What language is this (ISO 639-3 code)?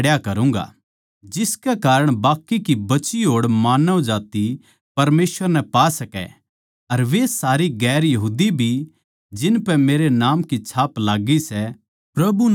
bgc